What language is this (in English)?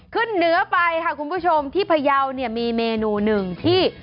Thai